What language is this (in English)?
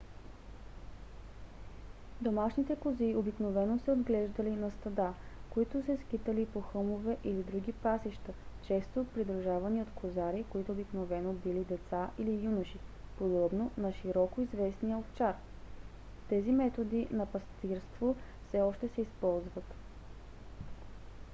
Bulgarian